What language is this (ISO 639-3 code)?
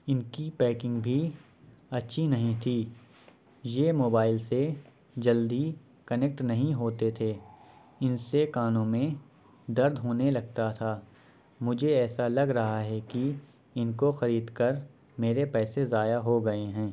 urd